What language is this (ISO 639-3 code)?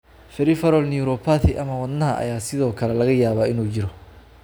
som